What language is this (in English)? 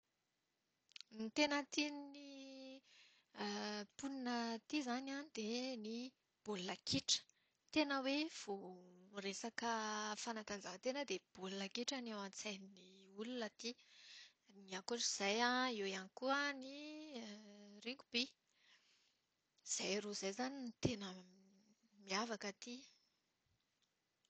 Malagasy